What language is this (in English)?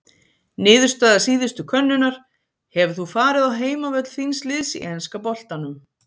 Icelandic